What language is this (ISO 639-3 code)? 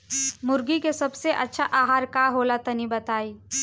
bho